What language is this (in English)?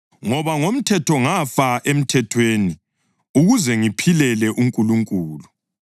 North Ndebele